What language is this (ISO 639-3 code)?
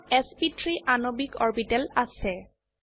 asm